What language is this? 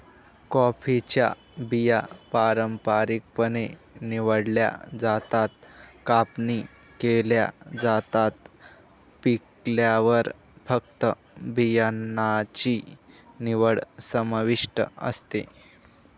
Marathi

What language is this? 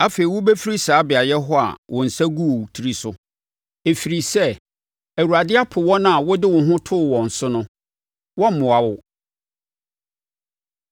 Akan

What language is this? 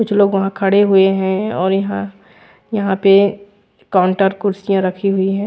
Hindi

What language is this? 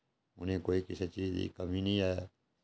Dogri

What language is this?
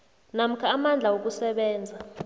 South Ndebele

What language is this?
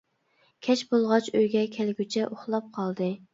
Uyghur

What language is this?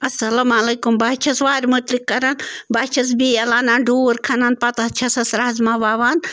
Kashmiri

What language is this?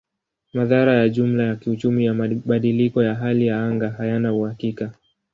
Swahili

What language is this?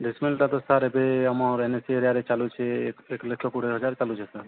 Odia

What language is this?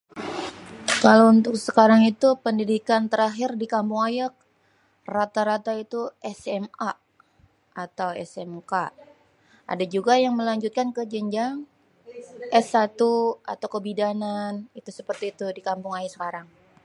Betawi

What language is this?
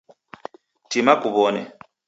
Taita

